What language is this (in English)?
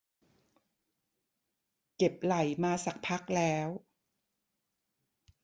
Thai